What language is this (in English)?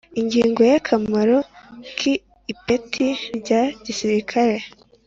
Kinyarwanda